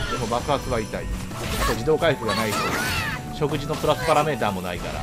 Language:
Japanese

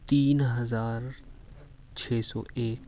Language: Urdu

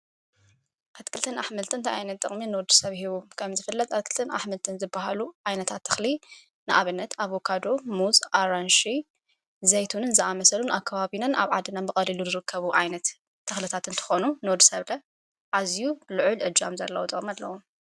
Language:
Tigrinya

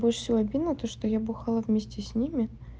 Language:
Russian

